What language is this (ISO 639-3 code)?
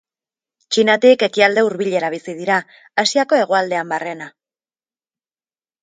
eus